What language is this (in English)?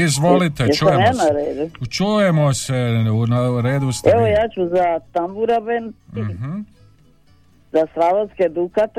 Croatian